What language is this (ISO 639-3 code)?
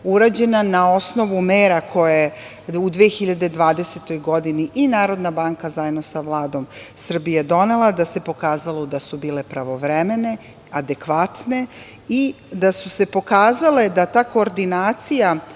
srp